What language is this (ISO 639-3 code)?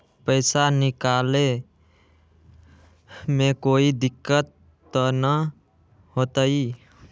mag